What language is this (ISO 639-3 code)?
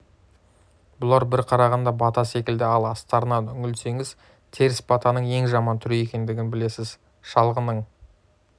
kaz